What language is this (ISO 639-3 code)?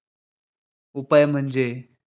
mar